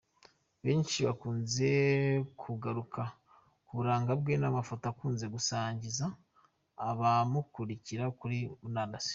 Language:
Kinyarwanda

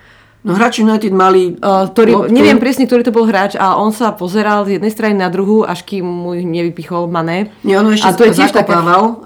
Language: Slovak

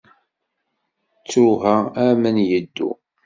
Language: Kabyle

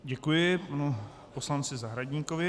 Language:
Czech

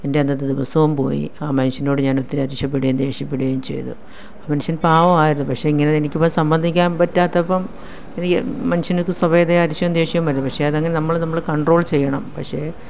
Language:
Malayalam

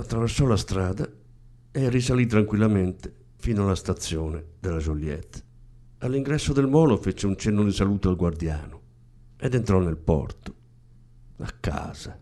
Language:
Italian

